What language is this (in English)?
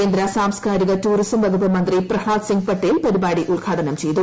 Malayalam